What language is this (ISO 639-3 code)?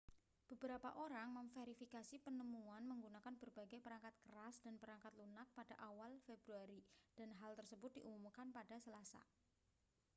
ind